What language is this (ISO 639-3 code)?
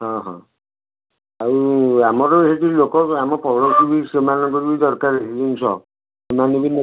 ori